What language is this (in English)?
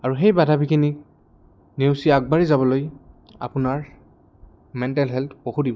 Assamese